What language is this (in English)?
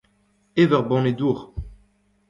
Breton